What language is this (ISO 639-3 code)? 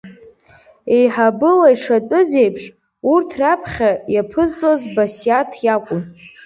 abk